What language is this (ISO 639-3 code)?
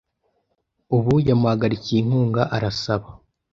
kin